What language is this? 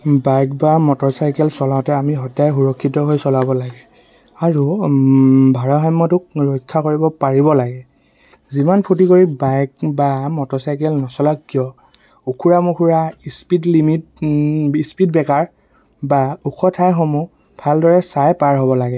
Assamese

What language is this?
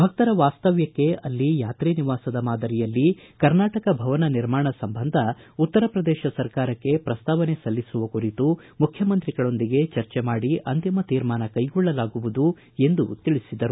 Kannada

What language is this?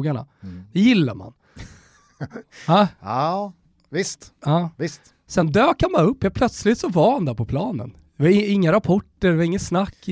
Swedish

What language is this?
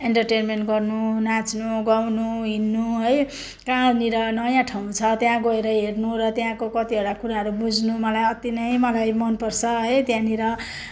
Nepali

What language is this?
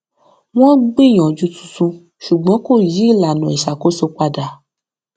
Yoruba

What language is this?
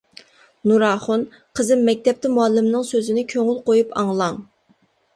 Uyghur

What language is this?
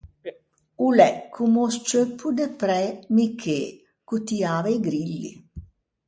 Ligurian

